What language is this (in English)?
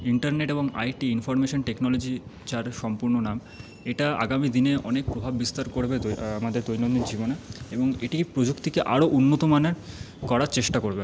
Bangla